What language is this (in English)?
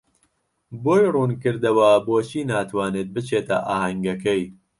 Central Kurdish